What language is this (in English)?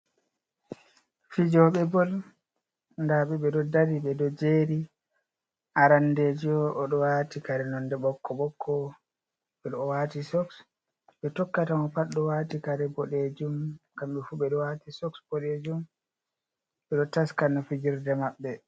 Fula